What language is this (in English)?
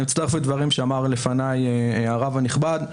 Hebrew